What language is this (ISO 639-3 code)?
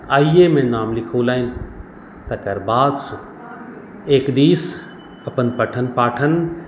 mai